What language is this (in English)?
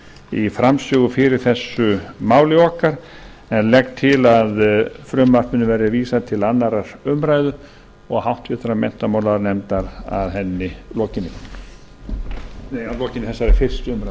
Icelandic